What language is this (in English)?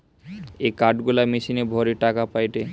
Bangla